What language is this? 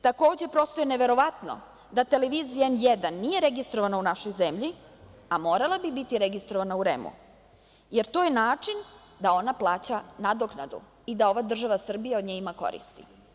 Serbian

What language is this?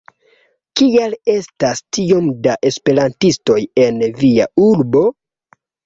Esperanto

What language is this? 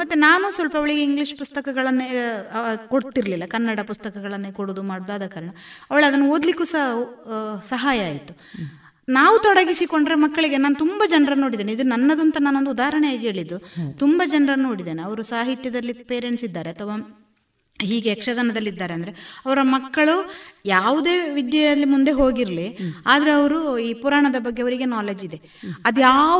Kannada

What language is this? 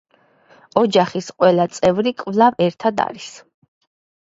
Georgian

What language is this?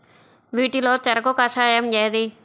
Telugu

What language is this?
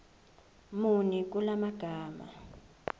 Zulu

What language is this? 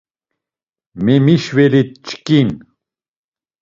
Laz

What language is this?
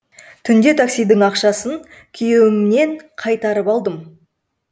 Kazakh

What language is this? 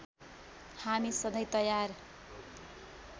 Nepali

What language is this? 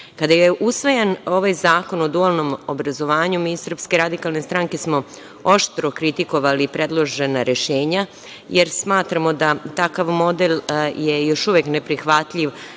Serbian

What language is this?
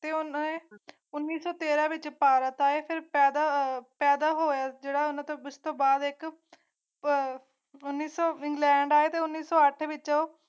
Punjabi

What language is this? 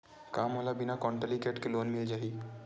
Chhattisgarhi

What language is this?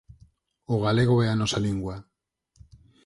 Galician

